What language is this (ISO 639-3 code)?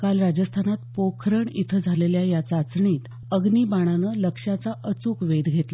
mar